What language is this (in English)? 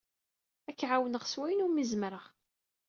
Kabyle